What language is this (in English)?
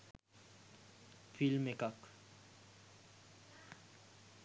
Sinhala